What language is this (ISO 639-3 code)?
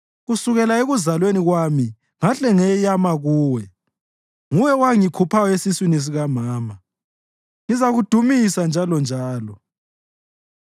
nde